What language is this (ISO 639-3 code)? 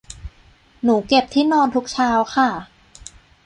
tha